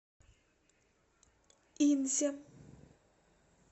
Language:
Russian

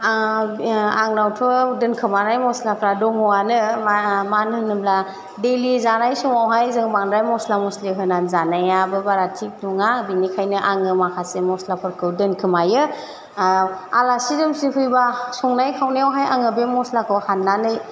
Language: Bodo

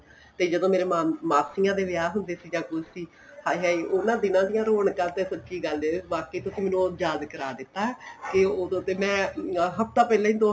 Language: Punjabi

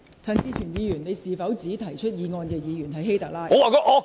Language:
Cantonese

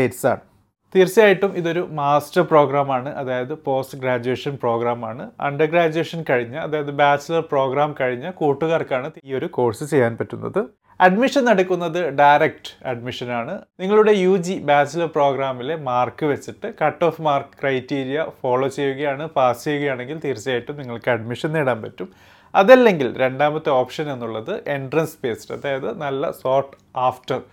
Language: Malayalam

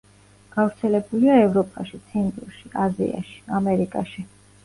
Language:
Georgian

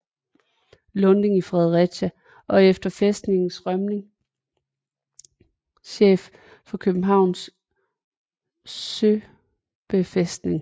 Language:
Danish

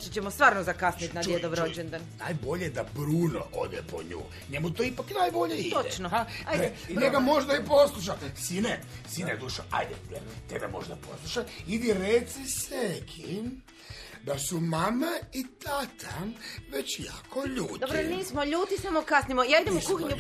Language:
Croatian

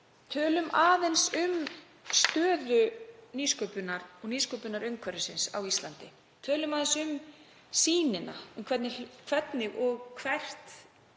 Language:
Icelandic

